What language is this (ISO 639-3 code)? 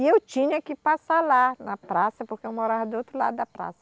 por